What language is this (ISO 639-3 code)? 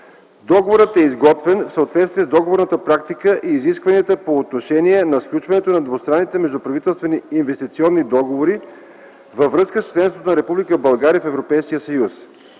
bul